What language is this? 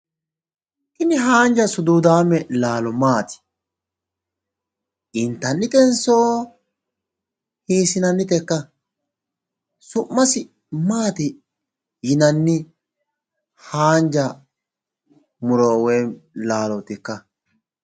Sidamo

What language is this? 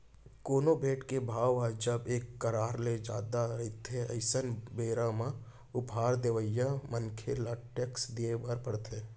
Chhattisgarhi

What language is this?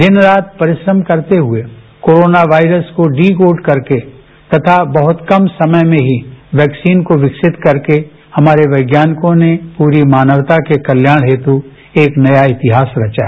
Hindi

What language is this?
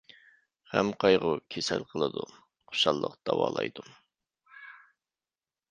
Uyghur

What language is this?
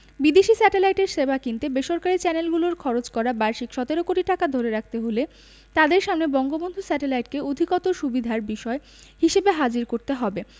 Bangla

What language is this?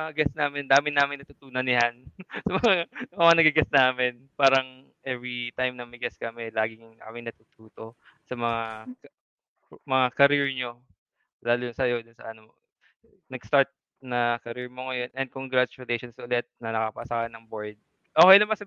Filipino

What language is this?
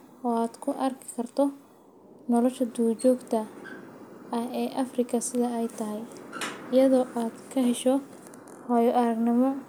Somali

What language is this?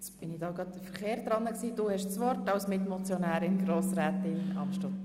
Swiss German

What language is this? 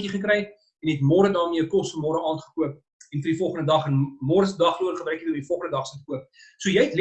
Dutch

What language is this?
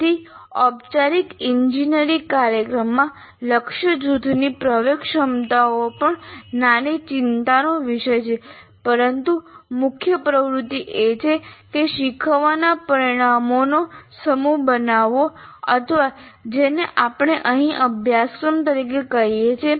Gujarati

